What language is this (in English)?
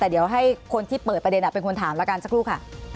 Thai